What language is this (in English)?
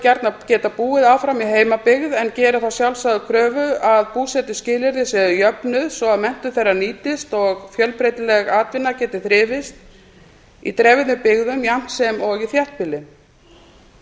Icelandic